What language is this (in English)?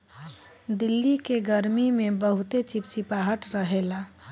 Bhojpuri